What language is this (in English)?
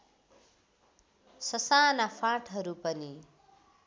Nepali